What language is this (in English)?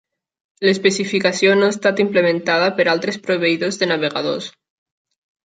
Catalan